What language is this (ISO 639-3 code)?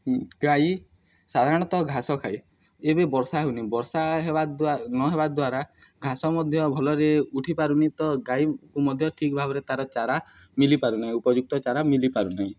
ori